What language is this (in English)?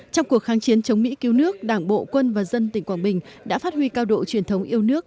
Vietnamese